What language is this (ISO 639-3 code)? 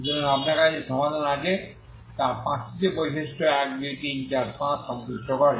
ben